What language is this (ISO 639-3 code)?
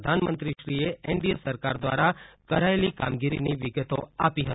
guj